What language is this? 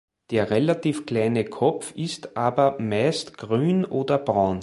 German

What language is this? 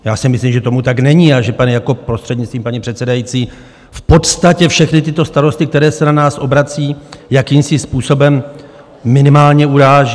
Czech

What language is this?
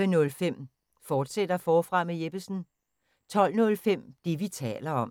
Danish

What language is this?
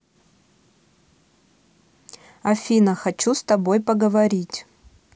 Russian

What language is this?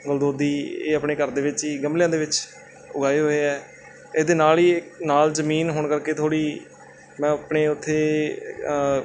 Punjabi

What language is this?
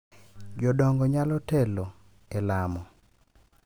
Luo (Kenya and Tanzania)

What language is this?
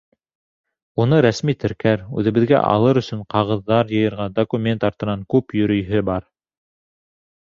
Bashkir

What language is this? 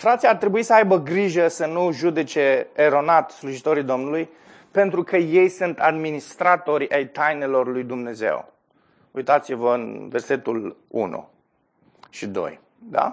Romanian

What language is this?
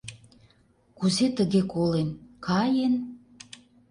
Mari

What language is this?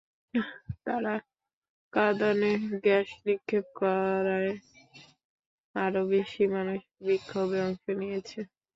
Bangla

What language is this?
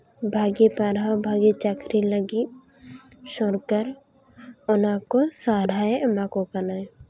Santali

